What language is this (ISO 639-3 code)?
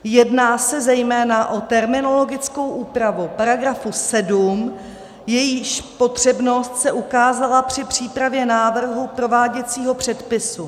ces